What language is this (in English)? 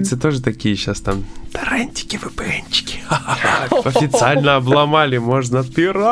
Russian